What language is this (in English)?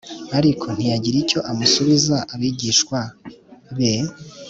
Kinyarwanda